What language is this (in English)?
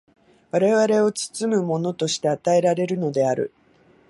Japanese